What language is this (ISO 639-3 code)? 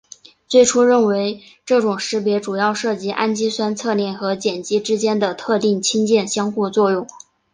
zho